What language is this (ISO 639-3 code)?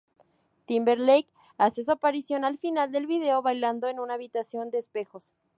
spa